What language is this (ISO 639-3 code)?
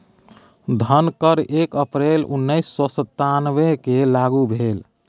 mai